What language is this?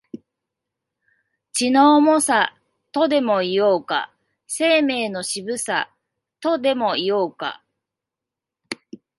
Japanese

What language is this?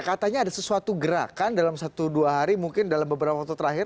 Indonesian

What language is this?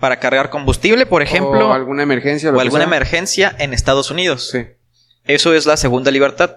Spanish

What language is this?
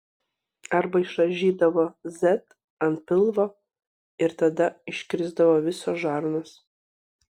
Lithuanian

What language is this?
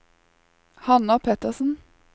Norwegian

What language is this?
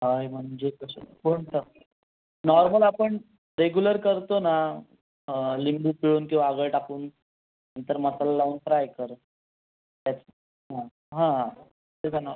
Marathi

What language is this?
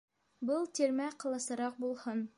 Bashkir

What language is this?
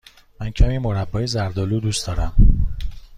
Persian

